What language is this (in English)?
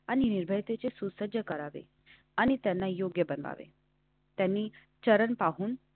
Marathi